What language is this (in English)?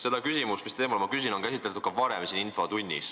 Estonian